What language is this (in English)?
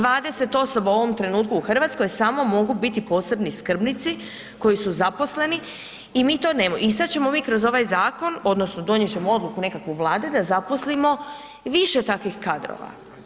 Croatian